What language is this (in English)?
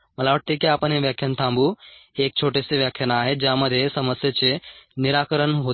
Marathi